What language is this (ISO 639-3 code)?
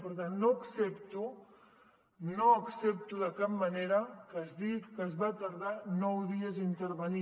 cat